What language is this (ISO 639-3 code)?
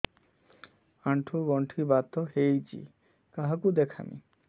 ori